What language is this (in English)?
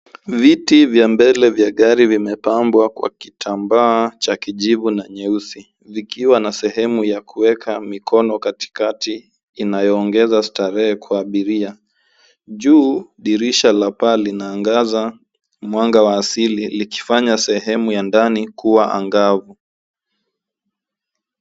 Swahili